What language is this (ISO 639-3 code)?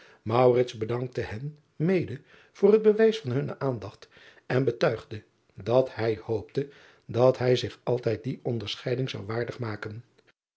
nld